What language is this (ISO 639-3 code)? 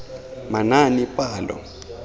tsn